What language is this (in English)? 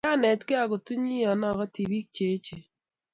Kalenjin